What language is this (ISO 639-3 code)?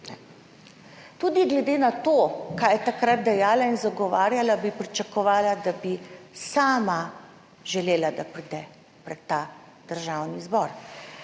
slv